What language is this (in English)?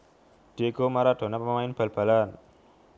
Javanese